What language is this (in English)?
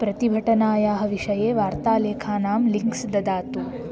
Sanskrit